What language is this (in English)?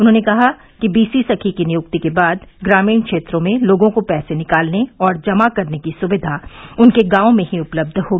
Hindi